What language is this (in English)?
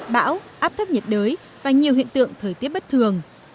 Vietnamese